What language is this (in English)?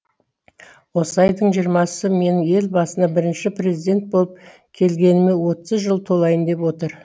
Kazakh